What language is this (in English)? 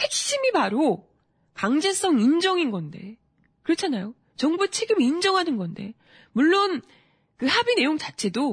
Korean